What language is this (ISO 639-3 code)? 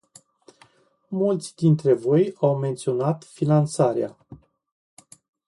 ron